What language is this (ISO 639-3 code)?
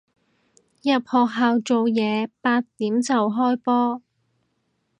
yue